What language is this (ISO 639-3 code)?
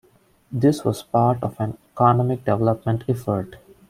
eng